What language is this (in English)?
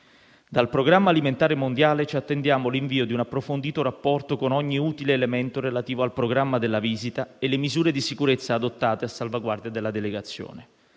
Italian